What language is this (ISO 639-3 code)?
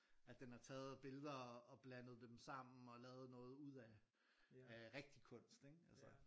dan